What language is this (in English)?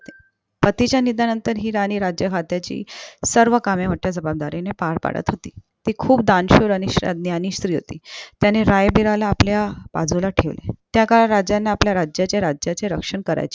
Marathi